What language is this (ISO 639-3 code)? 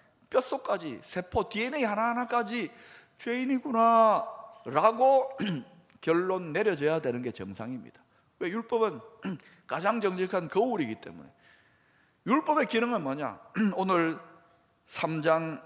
kor